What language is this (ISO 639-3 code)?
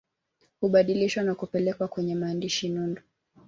swa